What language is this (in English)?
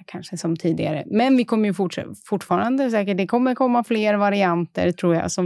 Swedish